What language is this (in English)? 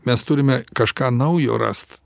Lithuanian